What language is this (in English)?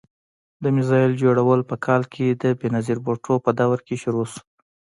Pashto